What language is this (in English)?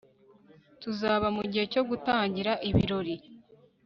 Kinyarwanda